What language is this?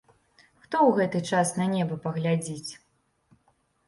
Belarusian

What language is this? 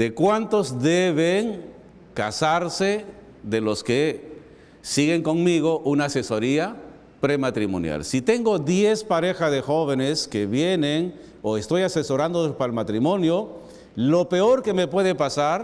Spanish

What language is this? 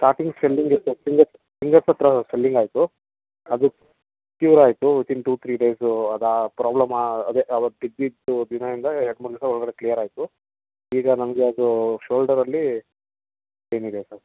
Kannada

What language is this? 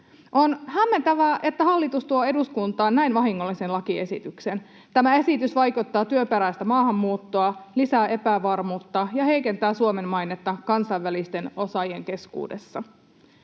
Finnish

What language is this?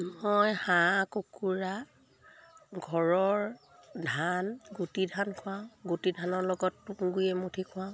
Assamese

